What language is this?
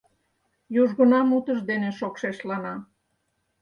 Mari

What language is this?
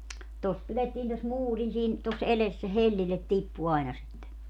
Finnish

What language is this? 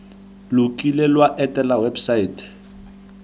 Tswana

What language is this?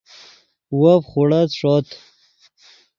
Yidgha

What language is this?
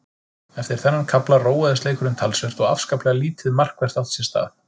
Icelandic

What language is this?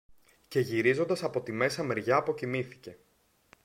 Greek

